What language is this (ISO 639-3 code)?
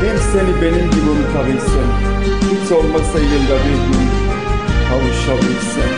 tur